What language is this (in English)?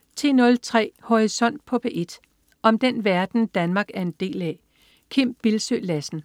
Danish